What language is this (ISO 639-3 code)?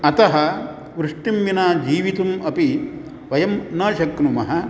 san